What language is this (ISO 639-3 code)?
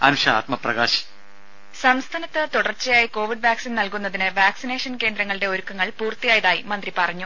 mal